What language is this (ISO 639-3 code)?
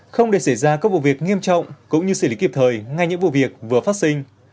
vie